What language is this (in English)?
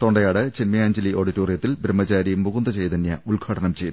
Malayalam